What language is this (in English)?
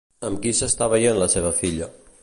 Catalan